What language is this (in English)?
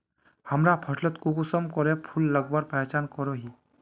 Magahi